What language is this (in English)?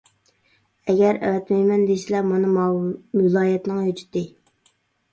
Uyghur